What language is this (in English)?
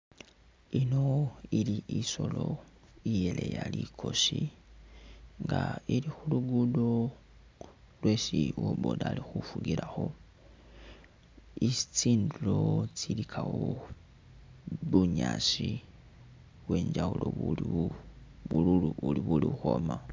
Masaaba